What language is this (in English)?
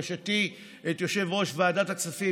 Hebrew